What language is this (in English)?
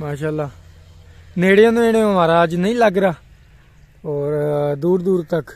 Hindi